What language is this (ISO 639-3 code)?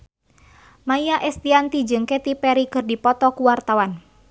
sun